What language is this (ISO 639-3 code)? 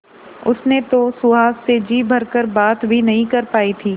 hin